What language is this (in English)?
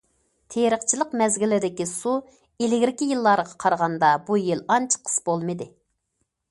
Uyghur